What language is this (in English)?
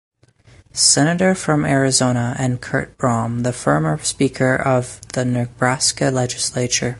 English